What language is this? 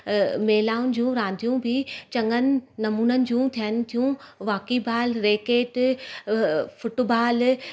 Sindhi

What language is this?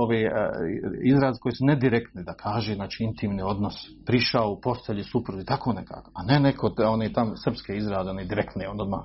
Croatian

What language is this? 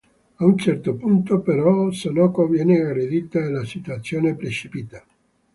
Italian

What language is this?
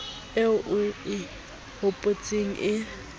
Southern Sotho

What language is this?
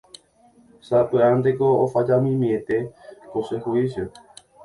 Guarani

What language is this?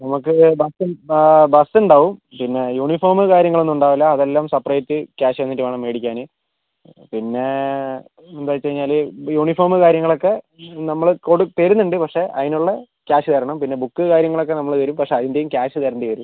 Malayalam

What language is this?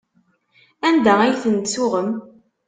Kabyle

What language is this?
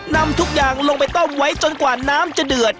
Thai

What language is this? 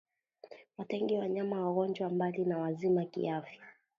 Swahili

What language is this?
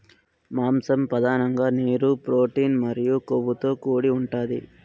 Telugu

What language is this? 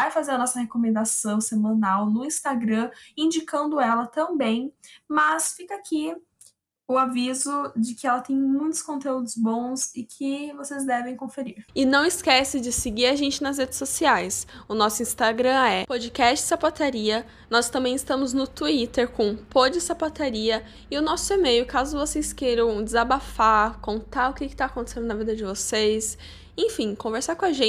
Portuguese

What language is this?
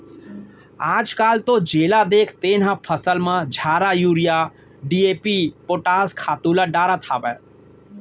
Chhattisgarhi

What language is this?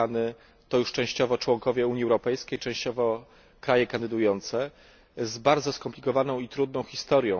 Polish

